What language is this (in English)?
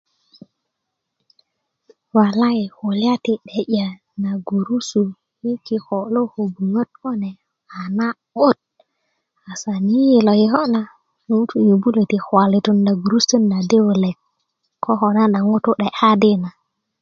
Kuku